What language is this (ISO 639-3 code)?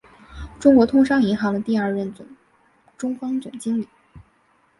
zho